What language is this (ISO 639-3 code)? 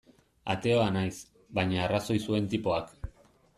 eus